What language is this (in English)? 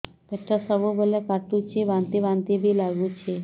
Odia